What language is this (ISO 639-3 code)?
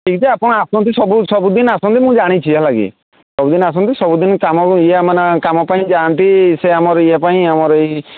ori